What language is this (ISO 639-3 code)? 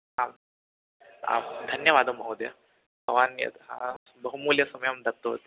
san